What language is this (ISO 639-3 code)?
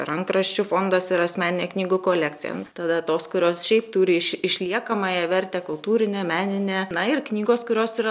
lit